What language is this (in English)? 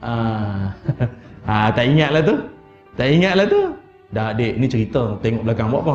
Malay